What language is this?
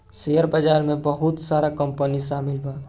Bhojpuri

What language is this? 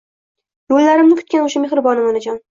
Uzbek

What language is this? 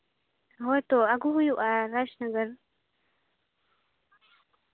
Santali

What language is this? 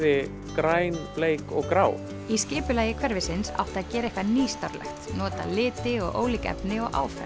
Icelandic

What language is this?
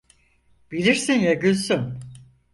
Turkish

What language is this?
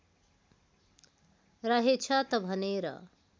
Nepali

